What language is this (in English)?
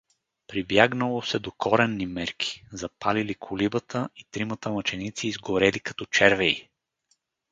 Bulgarian